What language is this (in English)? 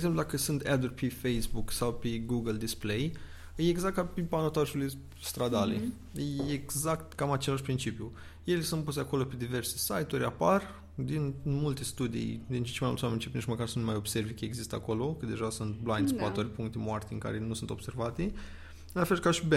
Romanian